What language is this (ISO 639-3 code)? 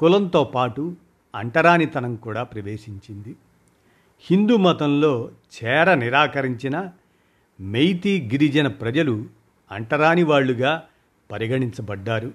tel